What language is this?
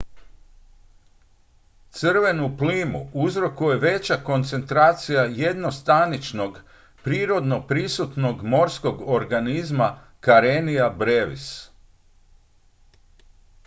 Croatian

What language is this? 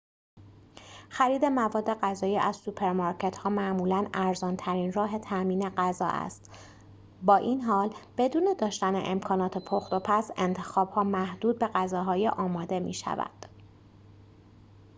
Persian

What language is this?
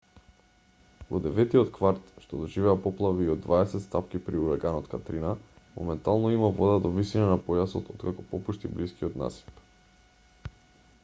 Macedonian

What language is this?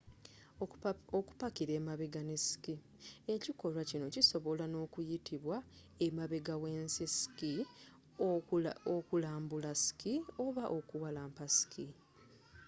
Ganda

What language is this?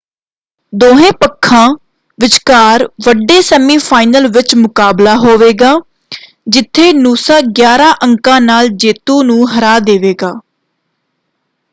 Punjabi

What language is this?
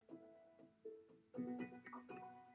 Welsh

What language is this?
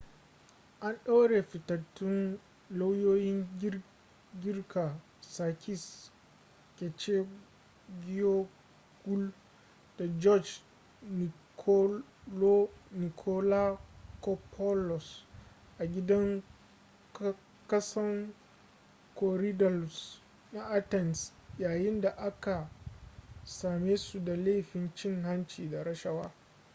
Hausa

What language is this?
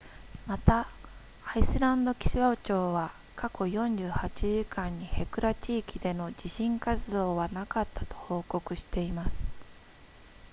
Japanese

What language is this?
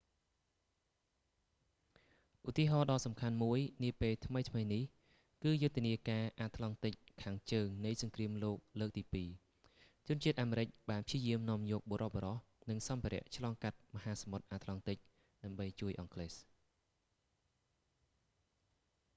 Khmer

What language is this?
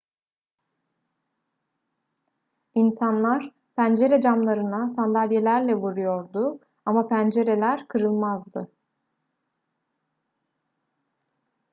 Turkish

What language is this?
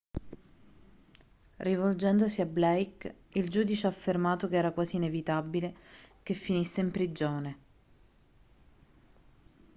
Italian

